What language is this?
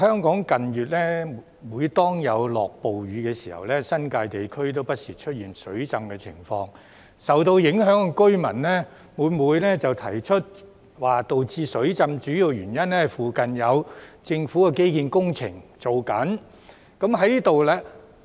Cantonese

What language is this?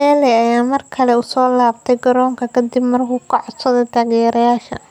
Somali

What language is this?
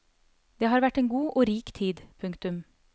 Norwegian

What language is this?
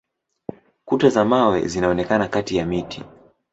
Swahili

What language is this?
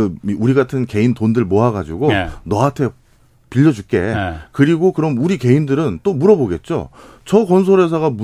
Korean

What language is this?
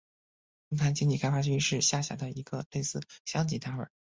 Chinese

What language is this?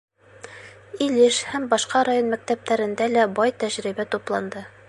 Bashkir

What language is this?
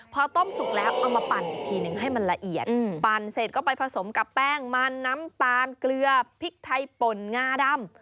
Thai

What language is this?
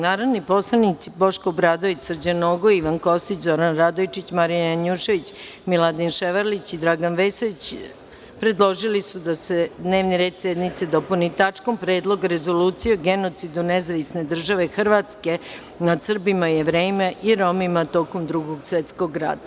Serbian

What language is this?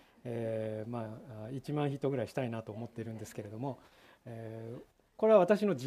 Japanese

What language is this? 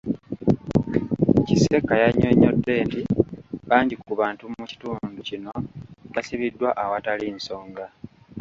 Ganda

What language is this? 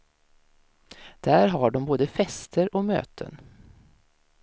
Swedish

